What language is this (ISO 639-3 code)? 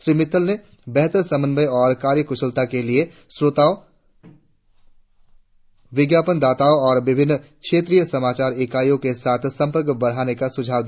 hin